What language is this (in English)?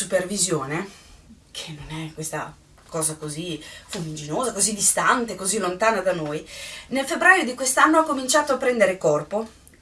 Italian